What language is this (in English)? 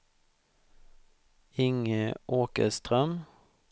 Swedish